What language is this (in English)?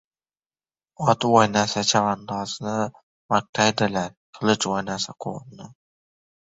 Uzbek